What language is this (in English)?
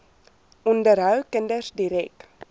Afrikaans